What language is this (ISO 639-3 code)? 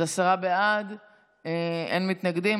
heb